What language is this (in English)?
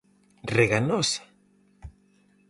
Galician